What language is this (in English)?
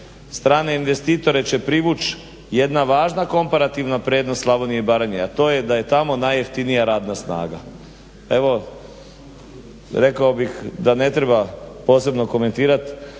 Croatian